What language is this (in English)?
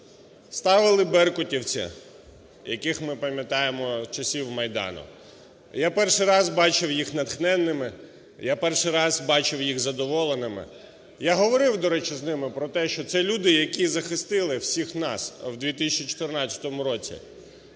Ukrainian